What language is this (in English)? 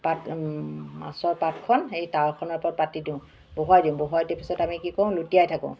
Assamese